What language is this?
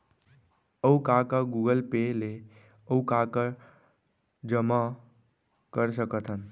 Chhattisgarhi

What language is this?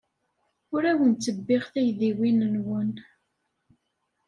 Kabyle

